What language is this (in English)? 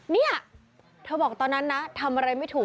Thai